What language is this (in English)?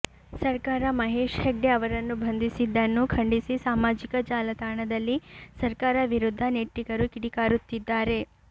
Kannada